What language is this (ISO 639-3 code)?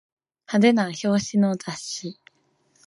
jpn